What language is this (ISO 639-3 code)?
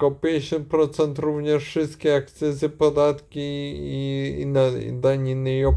pol